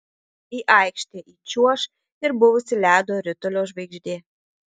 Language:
Lithuanian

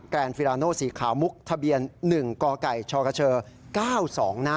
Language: Thai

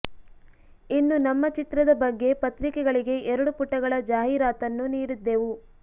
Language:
Kannada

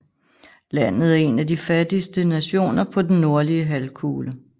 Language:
Danish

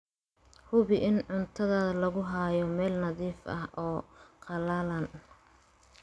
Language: Somali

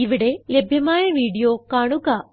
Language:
Malayalam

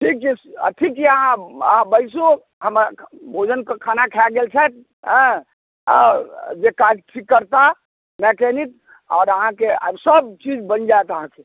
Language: Maithili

